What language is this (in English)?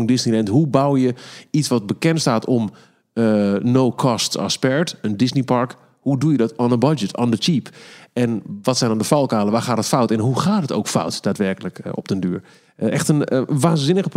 Dutch